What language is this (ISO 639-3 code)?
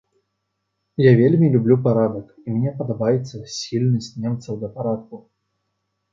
bel